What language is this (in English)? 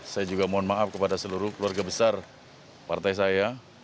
Indonesian